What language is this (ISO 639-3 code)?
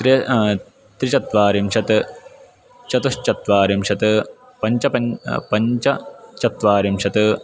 san